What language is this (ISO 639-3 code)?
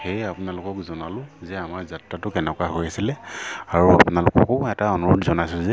asm